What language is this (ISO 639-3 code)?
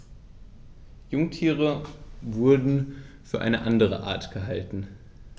deu